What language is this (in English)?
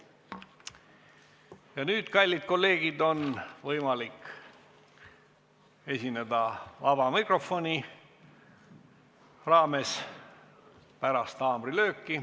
Estonian